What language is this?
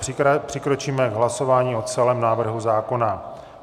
Czech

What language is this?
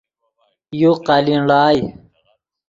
Yidgha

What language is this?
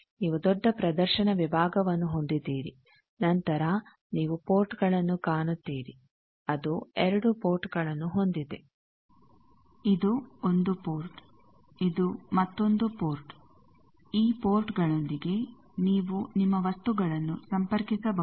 Kannada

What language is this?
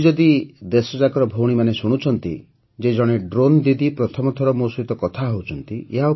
Odia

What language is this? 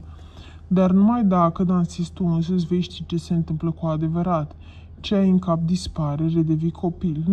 Romanian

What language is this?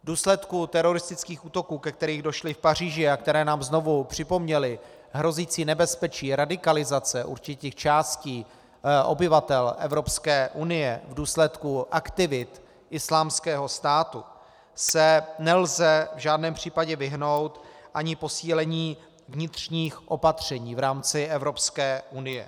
Czech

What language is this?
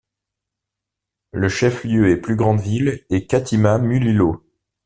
French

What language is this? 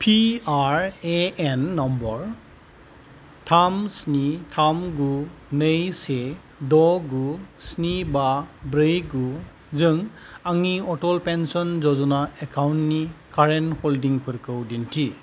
Bodo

